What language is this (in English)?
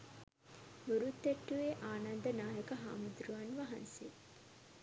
Sinhala